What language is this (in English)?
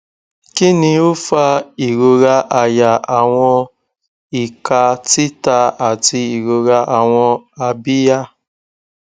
Yoruba